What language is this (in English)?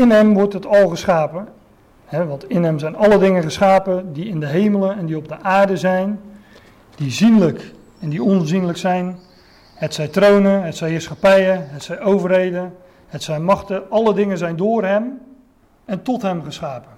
Dutch